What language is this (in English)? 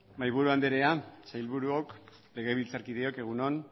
Basque